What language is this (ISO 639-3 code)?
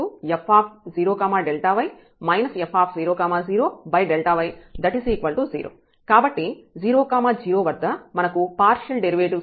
tel